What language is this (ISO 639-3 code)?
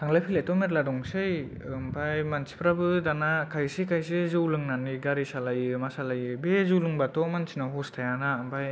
brx